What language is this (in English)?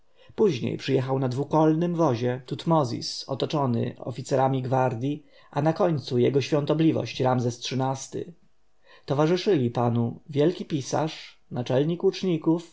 Polish